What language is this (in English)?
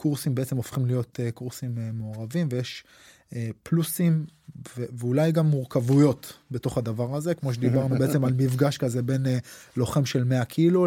Hebrew